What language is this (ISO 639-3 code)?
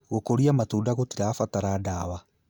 kik